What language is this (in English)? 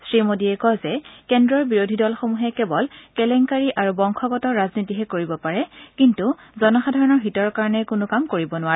Assamese